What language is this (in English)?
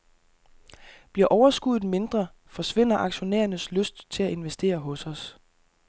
Danish